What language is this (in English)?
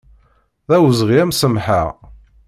Kabyle